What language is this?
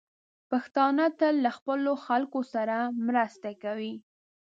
Pashto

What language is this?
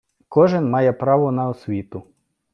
Ukrainian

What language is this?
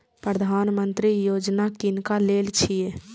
Maithili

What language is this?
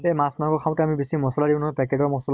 Assamese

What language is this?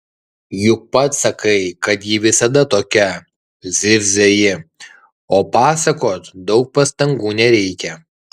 Lithuanian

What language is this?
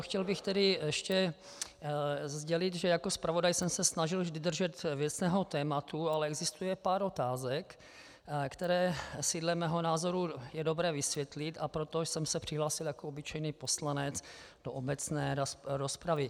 Czech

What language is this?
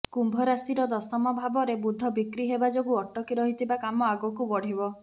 Odia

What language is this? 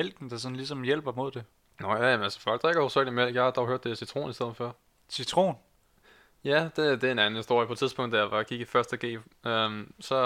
Danish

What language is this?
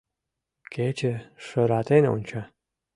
Mari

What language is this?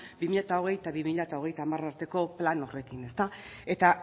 Basque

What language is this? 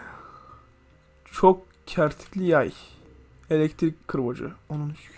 Turkish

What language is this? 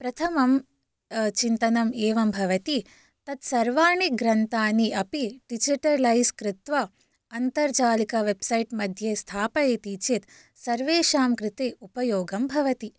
Sanskrit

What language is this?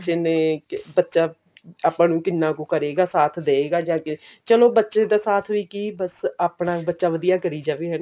Punjabi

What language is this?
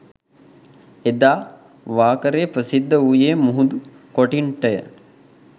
Sinhala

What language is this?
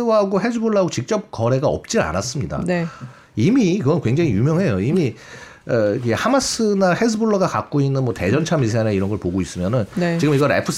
Korean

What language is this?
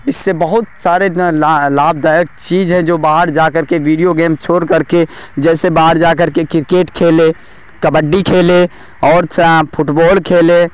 Urdu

